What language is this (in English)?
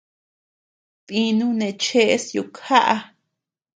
Tepeuxila Cuicatec